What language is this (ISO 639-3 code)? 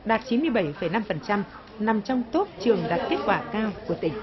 vie